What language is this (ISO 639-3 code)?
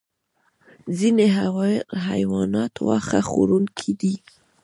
pus